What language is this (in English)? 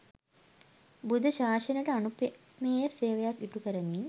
Sinhala